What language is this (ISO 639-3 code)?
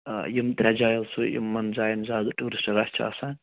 kas